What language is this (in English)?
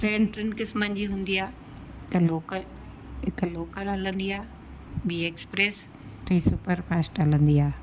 Sindhi